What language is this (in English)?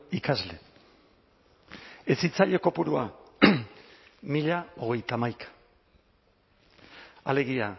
Basque